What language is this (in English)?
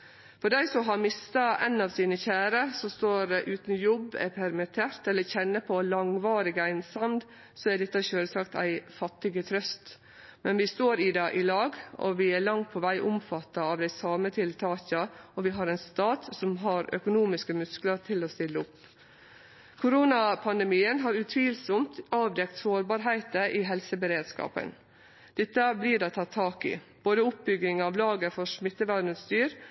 Norwegian Nynorsk